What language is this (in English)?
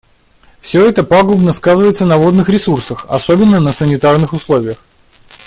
Russian